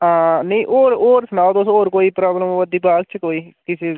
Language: Dogri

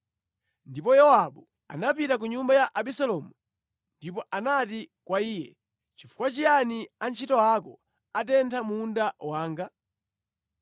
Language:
Nyanja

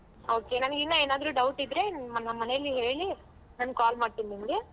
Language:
Kannada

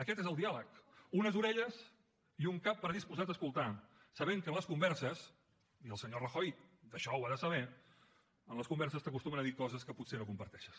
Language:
Catalan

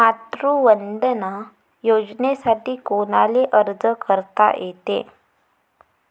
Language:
Marathi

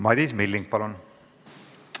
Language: Estonian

